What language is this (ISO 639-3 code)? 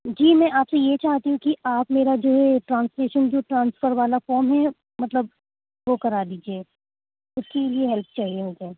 urd